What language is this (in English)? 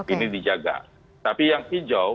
Indonesian